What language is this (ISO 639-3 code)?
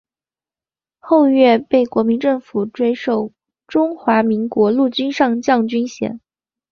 zho